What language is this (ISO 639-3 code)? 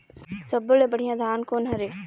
hne